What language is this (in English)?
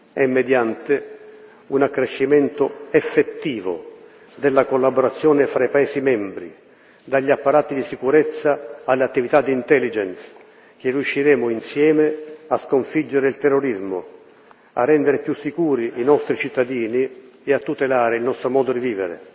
Italian